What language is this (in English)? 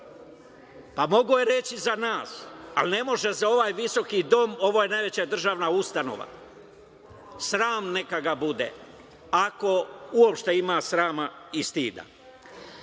Serbian